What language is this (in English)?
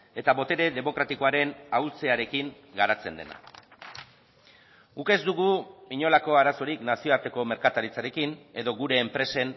Basque